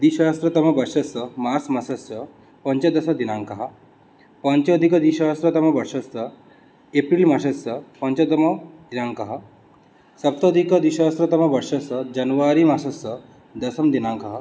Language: Sanskrit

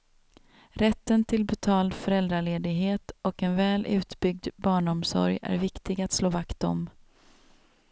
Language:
Swedish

